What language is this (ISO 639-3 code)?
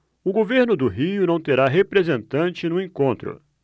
por